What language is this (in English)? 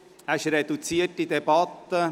Swiss German